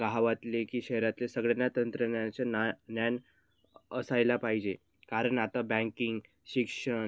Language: Marathi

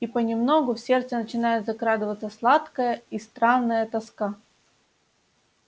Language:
Russian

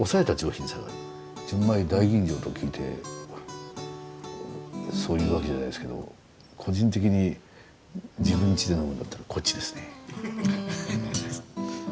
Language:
Japanese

